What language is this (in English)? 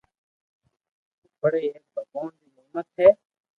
Loarki